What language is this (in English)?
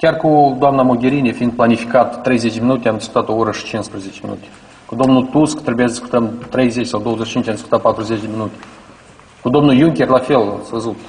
Romanian